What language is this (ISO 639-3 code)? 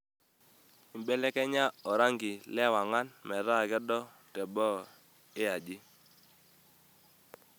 mas